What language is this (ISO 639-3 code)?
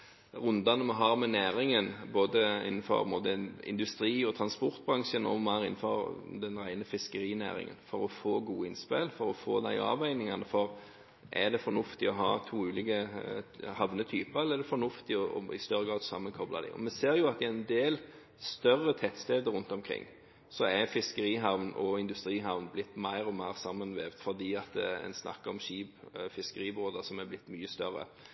nob